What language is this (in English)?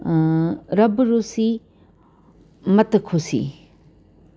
Sindhi